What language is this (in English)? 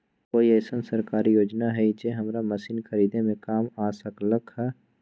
Magahi